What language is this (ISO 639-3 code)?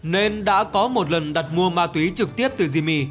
vie